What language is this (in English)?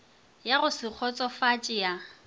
Northern Sotho